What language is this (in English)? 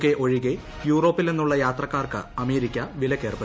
Malayalam